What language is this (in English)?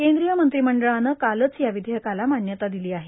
Marathi